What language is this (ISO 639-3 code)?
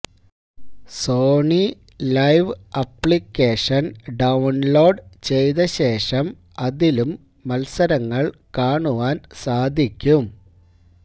mal